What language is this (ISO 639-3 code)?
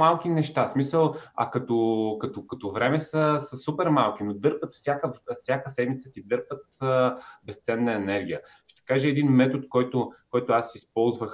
bul